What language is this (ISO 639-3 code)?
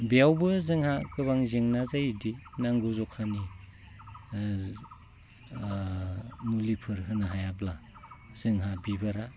brx